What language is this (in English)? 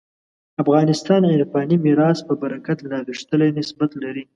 Pashto